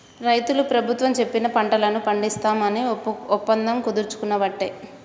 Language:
Telugu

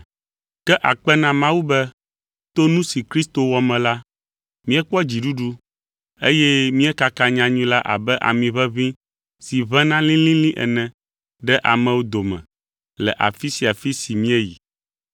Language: Ewe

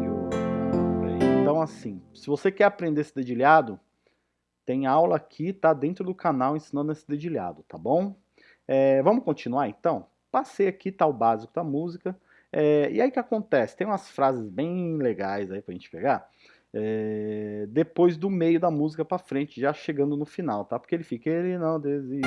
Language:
Portuguese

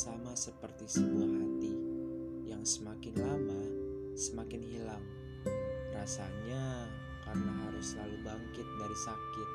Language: Indonesian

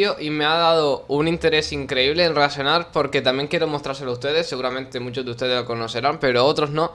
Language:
Spanish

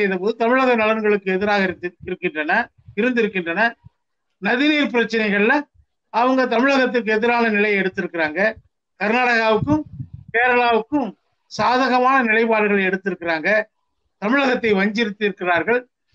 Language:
Tamil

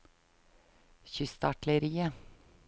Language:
Norwegian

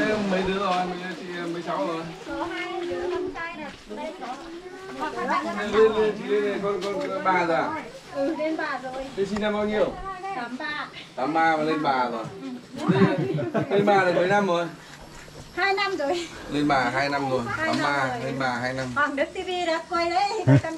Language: Vietnamese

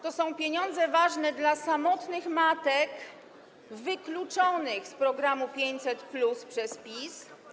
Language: Polish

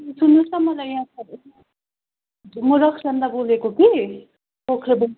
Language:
Nepali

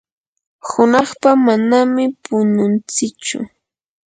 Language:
Yanahuanca Pasco Quechua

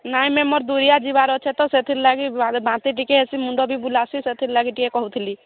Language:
Odia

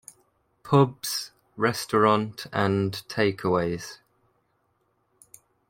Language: English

